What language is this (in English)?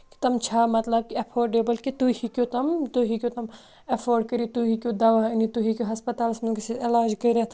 Kashmiri